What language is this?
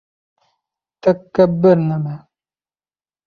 Bashkir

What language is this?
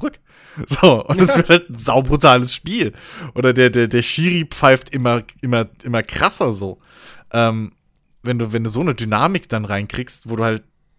German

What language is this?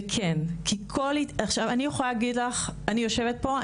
Hebrew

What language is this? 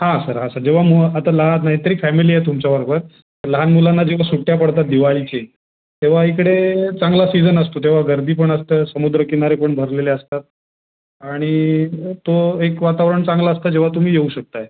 Marathi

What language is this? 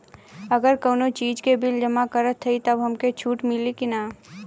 Bhojpuri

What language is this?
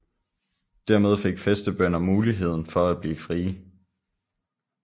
Danish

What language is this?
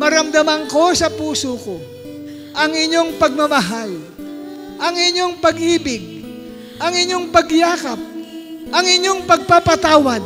Filipino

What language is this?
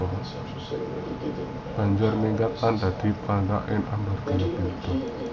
Javanese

